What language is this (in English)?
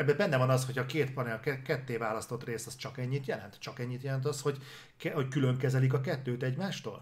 Hungarian